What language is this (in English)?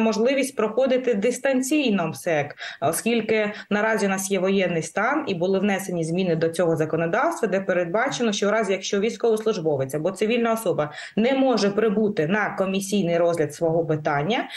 Ukrainian